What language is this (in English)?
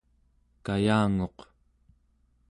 Central Yupik